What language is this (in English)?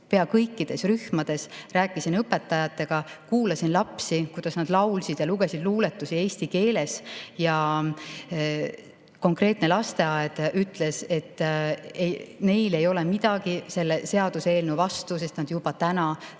Estonian